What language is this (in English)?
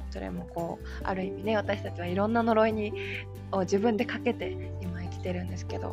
Japanese